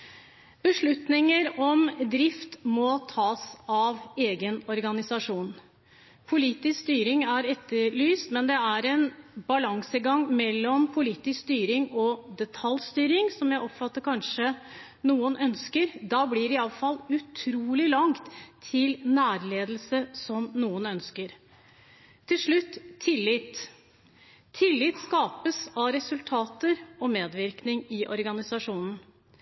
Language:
Norwegian Bokmål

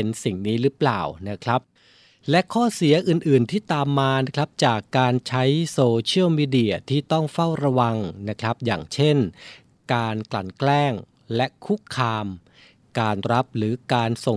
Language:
Thai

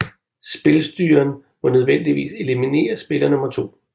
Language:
Danish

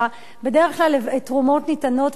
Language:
Hebrew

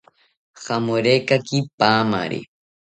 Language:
South Ucayali Ashéninka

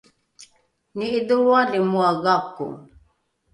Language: Rukai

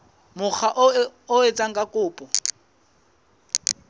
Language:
Southern Sotho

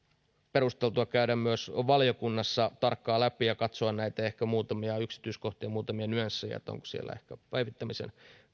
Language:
Finnish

